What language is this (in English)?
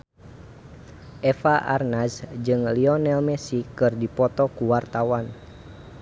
Sundanese